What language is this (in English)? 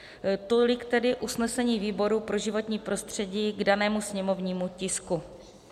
Czech